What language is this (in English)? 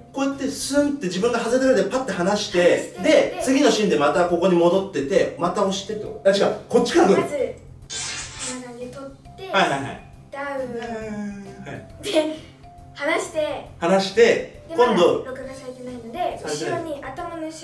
Japanese